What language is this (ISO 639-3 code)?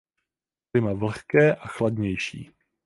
ces